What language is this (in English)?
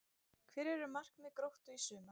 Icelandic